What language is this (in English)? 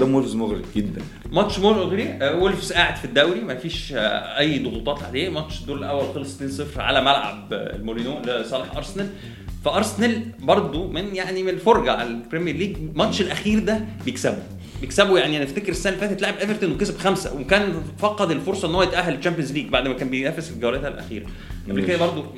Arabic